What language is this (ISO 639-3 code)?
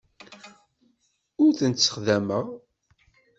kab